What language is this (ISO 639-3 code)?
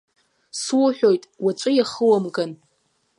abk